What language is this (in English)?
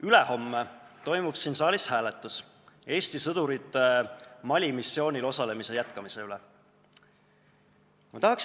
Estonian